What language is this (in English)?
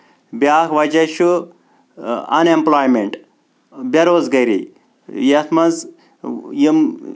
Kashmiri